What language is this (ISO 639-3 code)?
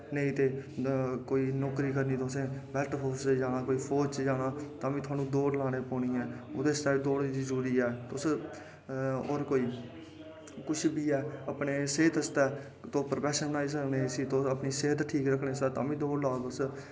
doi